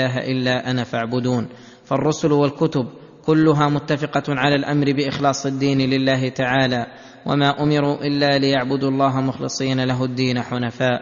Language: Arabic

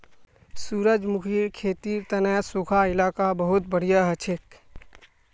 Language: Magahi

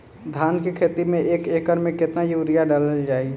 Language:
Bhojpuri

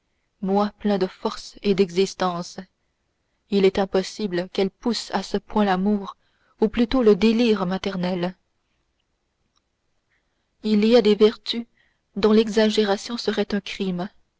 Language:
French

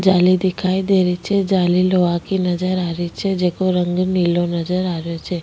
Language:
Rajasthani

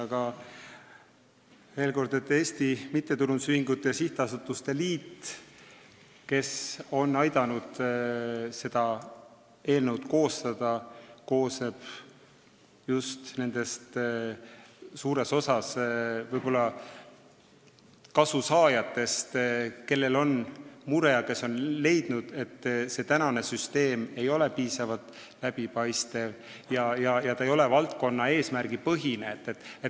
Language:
Estonian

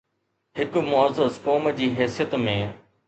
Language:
Sindhi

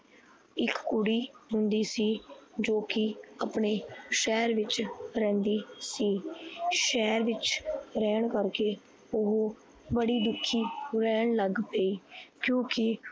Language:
Punjabi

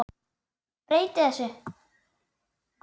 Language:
Icelandic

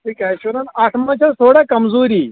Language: Kashmiri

